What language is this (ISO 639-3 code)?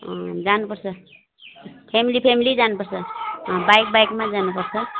nep